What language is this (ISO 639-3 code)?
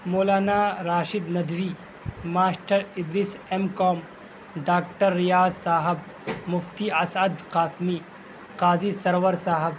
urd